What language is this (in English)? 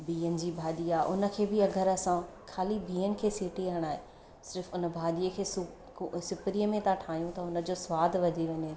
Sindhi